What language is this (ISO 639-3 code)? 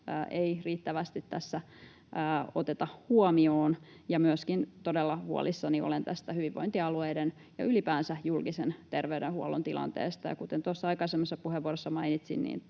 fin